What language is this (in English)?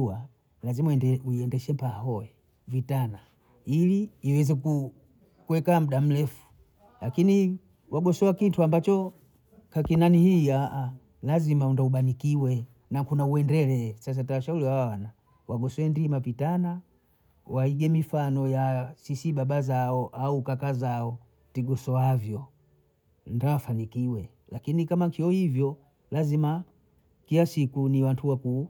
Bondei